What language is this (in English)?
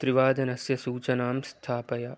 Sanskrit